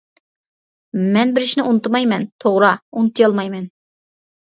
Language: Uyghur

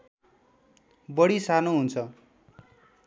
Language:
Nepali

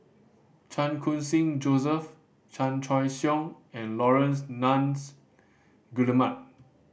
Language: English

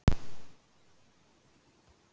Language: Icelandic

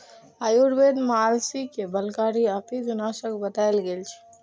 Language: Maithili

